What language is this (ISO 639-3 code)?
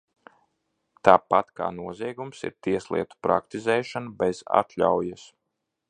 lav